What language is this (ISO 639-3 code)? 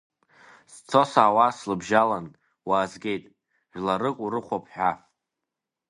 abk